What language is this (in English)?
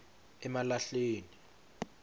Swati